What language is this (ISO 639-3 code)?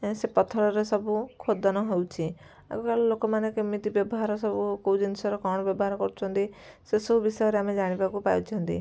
ori